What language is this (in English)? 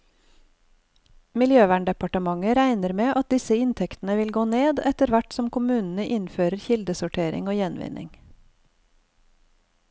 Norwegian